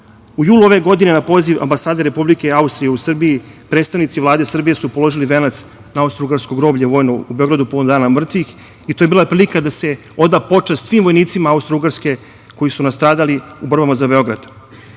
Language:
Serbian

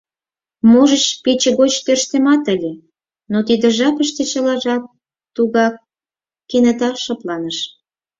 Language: Mari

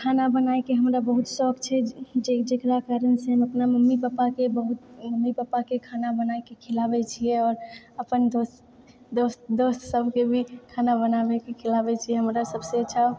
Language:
Maithili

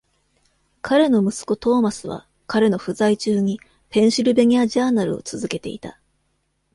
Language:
Japanese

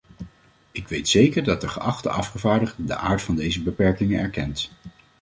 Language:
Dutch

